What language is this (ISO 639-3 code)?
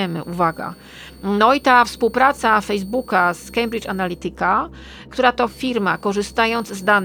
pol